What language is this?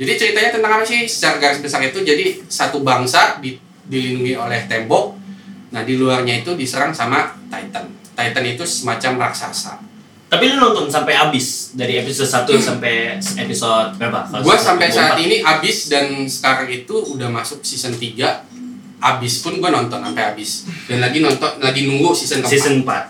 Indonesian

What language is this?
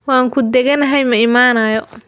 Somali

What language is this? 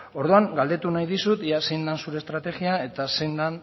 Basque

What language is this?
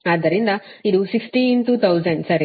Kannada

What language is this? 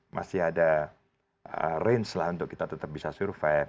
Indonesian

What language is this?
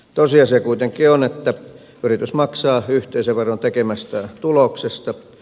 Finnish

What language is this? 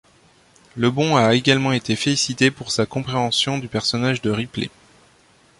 French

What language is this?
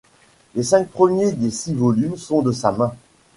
French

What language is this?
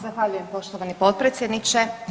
Croatian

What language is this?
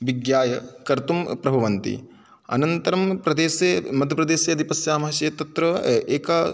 Sanskrit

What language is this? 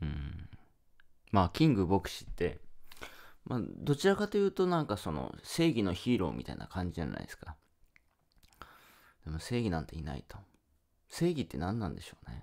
Japanese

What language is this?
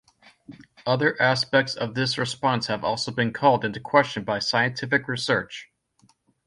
English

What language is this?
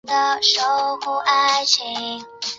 Chinese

